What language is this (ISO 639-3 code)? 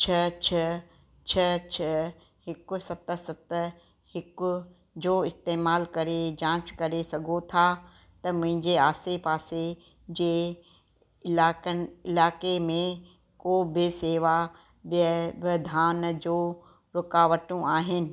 snd